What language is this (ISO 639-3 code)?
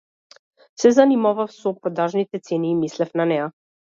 mkd